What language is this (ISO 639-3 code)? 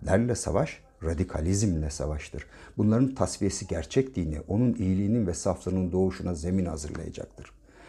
tur